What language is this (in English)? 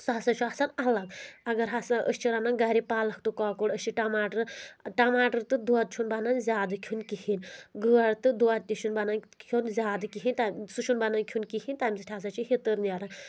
Kashmiri